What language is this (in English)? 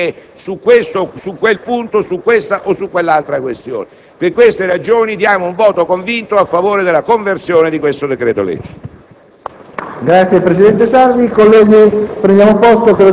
Italian